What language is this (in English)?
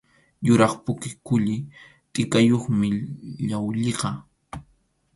Arequipa-La Unión Quechua